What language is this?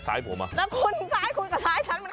Thai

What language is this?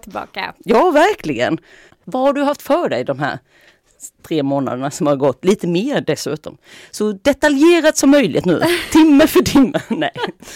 Swedish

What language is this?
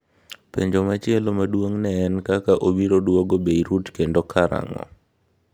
Luo (Kenya and Tanzania)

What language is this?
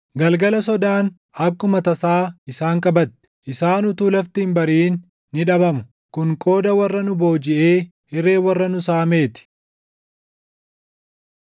Oromo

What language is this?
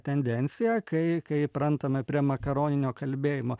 Lithuanian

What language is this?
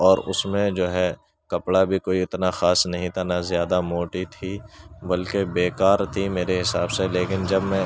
Urdu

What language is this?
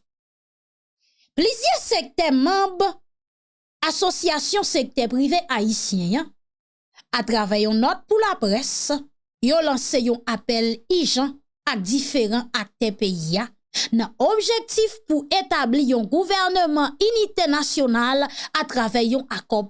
French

